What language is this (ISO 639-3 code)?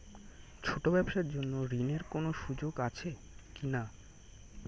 ben